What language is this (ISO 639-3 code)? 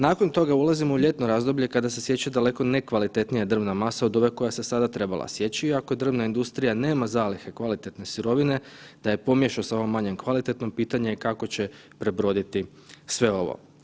hrv